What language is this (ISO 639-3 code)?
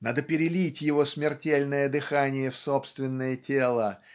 rus